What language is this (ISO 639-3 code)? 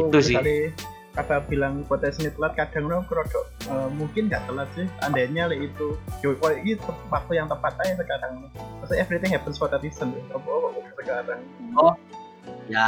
ind